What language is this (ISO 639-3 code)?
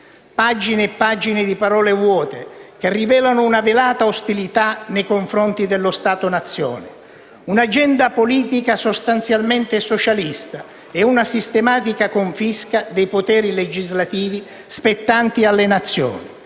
ita